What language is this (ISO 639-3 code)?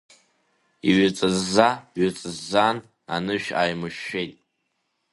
abk